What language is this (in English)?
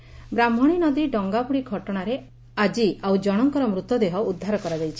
Odia